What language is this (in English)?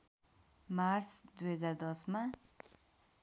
Nepali